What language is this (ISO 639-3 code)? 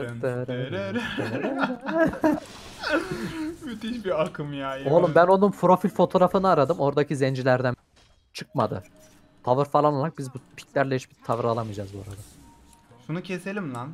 tur